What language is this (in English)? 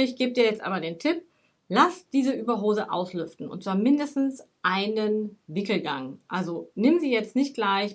German